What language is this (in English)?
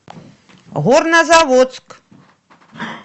Russian